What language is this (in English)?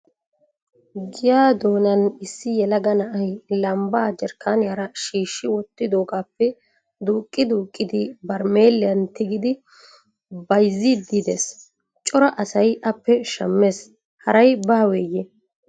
Wolaytta